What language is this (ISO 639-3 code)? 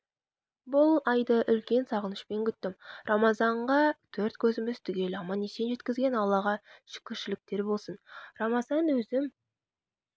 kaz